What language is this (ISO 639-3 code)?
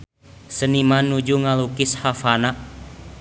sun